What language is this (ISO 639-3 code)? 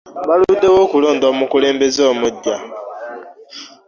lug